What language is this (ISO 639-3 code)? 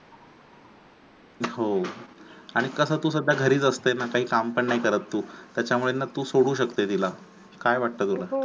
mar